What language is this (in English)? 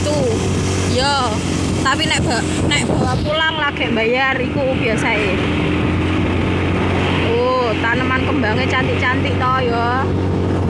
Indonesian